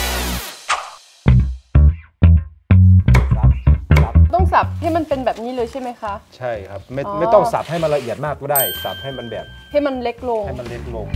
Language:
Thai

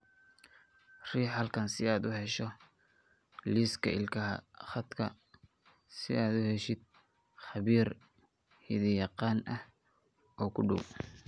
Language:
Somali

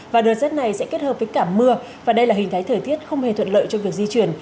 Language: Vietnamese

